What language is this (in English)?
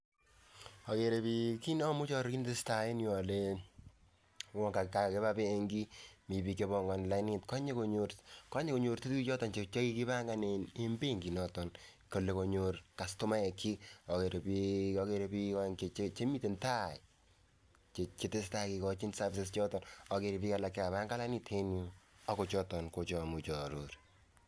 Kalenjin